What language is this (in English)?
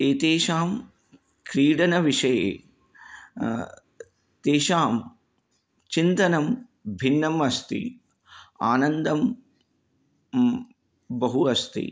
Sanskrit